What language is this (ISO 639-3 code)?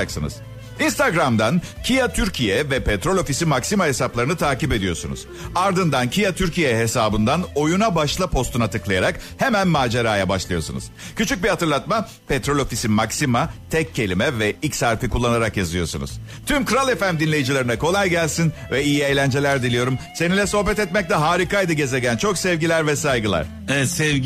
tur